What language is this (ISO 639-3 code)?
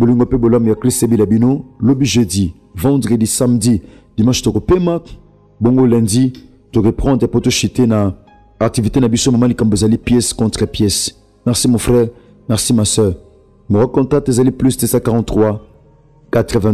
fra